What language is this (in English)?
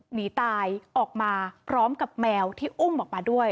Thai